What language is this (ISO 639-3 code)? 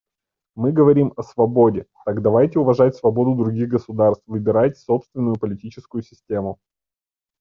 rus